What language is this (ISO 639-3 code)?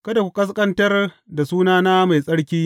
hau